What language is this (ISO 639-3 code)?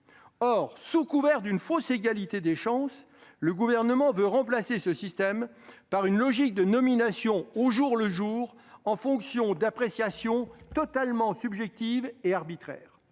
fra